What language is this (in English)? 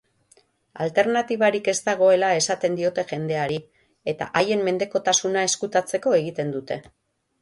Basque